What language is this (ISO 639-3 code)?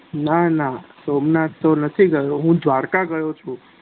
guj